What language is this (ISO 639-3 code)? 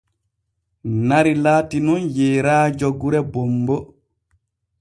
fue